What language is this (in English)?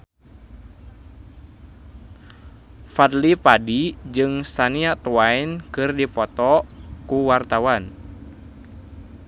Sundanese